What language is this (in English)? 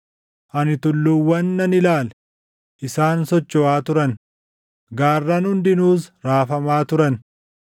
Oromo